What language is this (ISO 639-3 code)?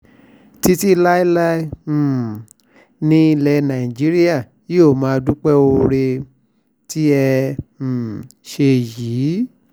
yor